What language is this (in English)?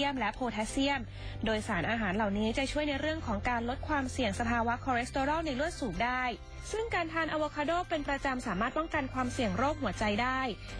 Thai